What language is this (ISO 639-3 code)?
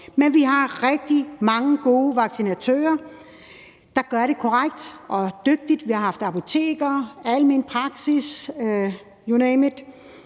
dan